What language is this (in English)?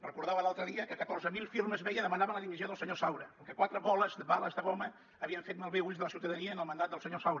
Catalan